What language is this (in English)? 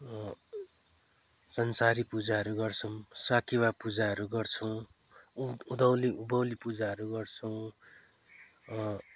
Nepali